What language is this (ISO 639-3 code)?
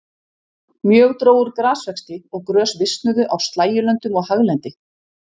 isl